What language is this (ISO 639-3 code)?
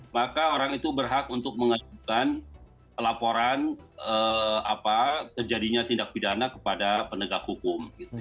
ind